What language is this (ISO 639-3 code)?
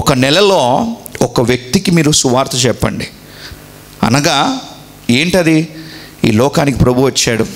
tel